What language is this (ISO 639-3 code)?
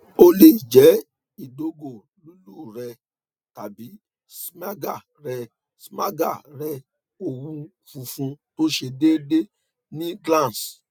yor